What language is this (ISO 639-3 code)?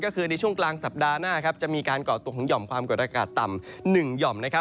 tha